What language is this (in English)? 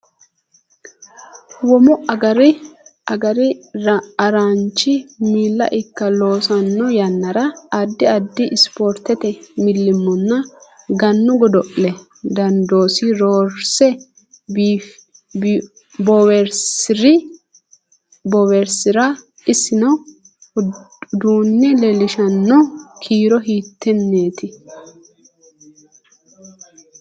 Sidamo